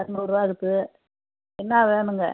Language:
Tamil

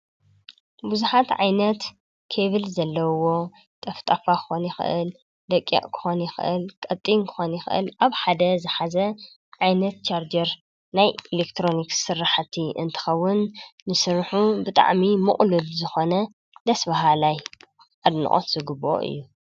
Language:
Tigrinya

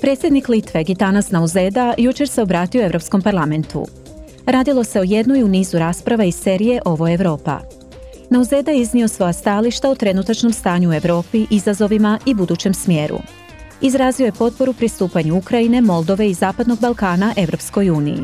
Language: Croatian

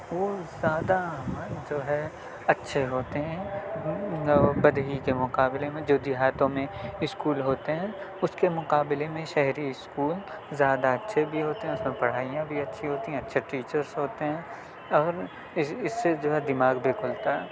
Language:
Urdu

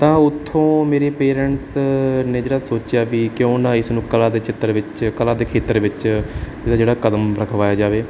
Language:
Punjabi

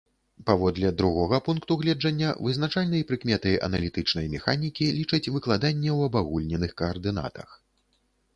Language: Belarusian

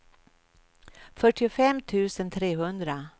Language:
Swedish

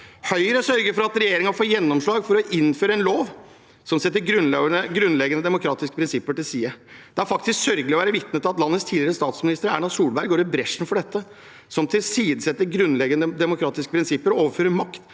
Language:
Norwegian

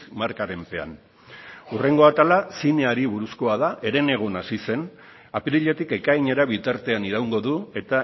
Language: Basque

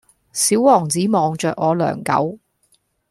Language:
Cantonese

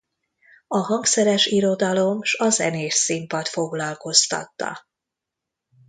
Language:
Hungarian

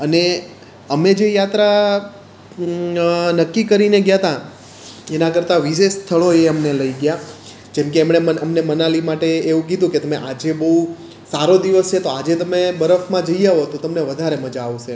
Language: Gujarati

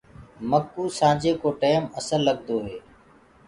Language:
Gurgula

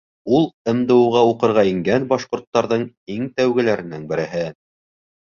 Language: Bashkir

